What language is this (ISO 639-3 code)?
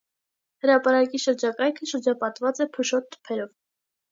hye